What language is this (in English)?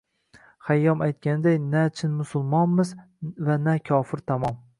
Uzbek